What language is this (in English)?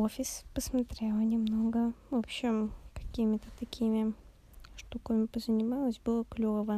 Russian